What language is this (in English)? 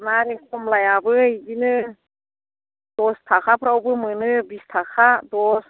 Bodo